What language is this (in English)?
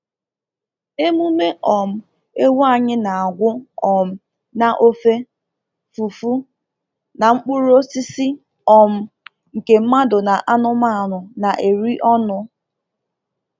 Igbo